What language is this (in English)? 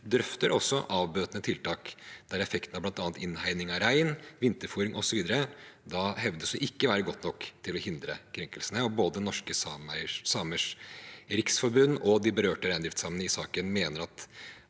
Norwegian